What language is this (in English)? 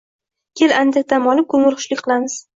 Uzbek